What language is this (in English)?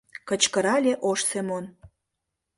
Mari